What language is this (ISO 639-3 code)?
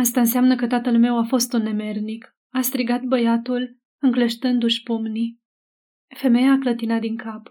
ron